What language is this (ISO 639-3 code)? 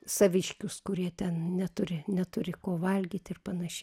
lit